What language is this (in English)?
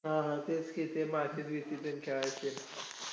Marathi